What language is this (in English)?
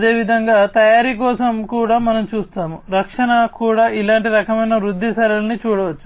Telugu